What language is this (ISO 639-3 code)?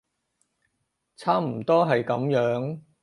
yue